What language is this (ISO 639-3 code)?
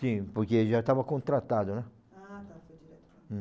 por